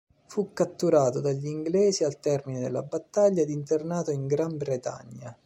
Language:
Italian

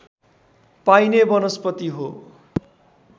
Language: Nepali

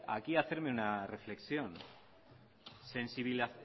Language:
Spanish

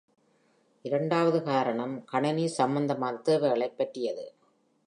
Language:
Tamil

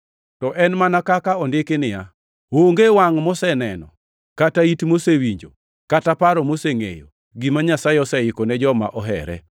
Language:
Luo (Kenya and Tanzania)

